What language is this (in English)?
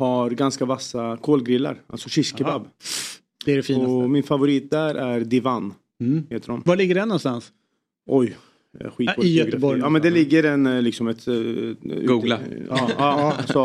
Swedish